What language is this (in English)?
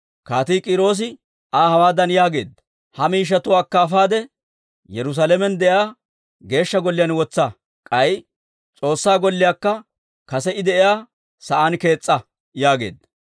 Dawro